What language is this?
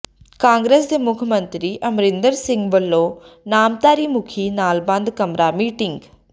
Punjabi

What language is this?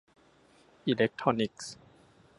Thai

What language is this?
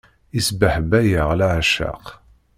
Kabyle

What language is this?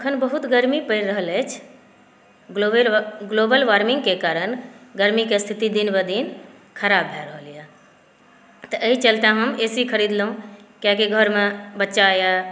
Maithili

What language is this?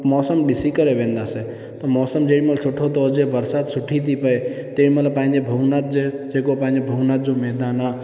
Sindhi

